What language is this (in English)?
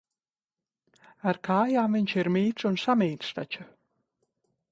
Latvian